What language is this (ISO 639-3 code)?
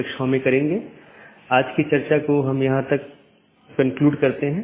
hin